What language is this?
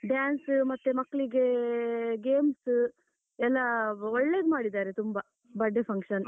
Kannada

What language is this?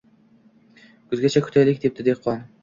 Uzbek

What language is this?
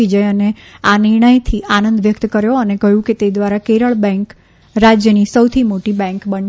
Gujarati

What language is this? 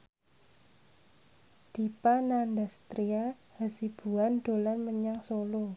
Javanese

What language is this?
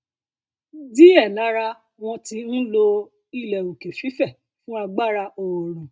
Yoruba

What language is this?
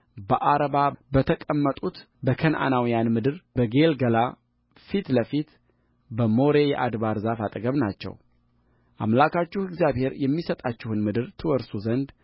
Amharic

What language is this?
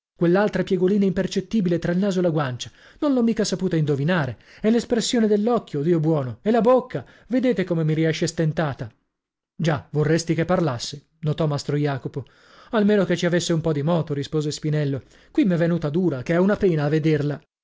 Italian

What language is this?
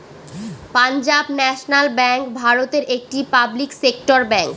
Bangla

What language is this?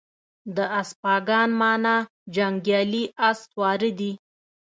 Pashto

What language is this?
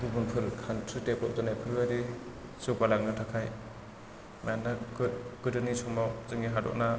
Bodo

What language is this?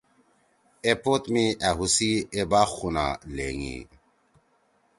Torwali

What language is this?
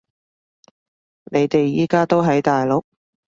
Cantonese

